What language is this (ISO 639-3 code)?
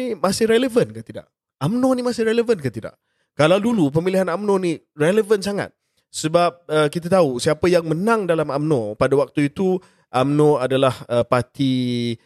msa